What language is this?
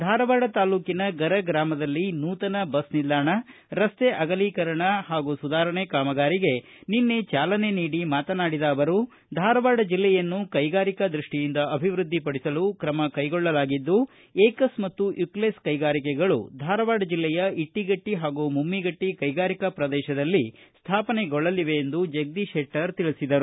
Kannada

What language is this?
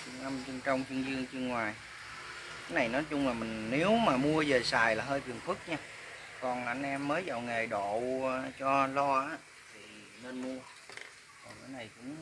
Vietnamese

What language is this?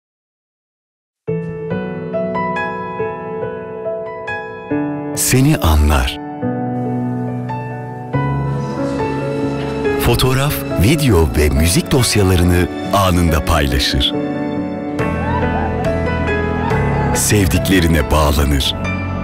Turkish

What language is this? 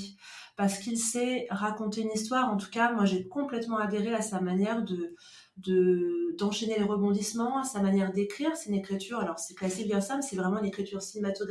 French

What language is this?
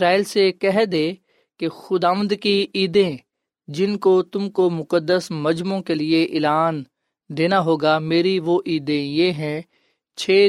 Urdu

